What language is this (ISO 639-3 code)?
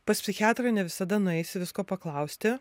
lit